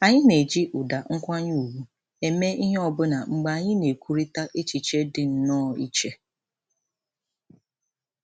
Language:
Igbo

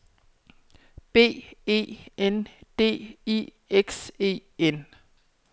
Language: Danish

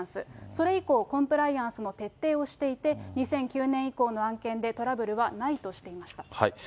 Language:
Japanese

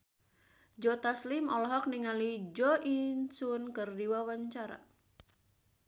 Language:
Sundanese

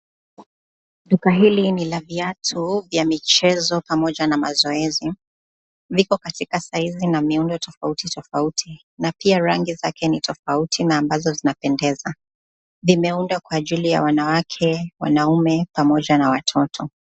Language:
Swahili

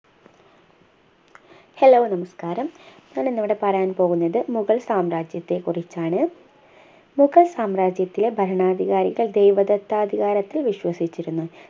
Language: Malayalam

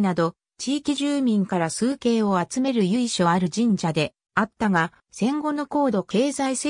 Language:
Japanese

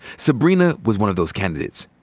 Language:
English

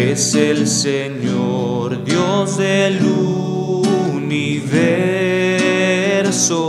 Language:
Spanish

